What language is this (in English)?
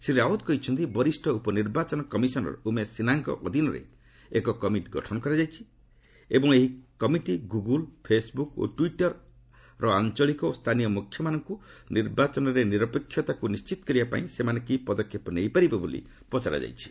Odia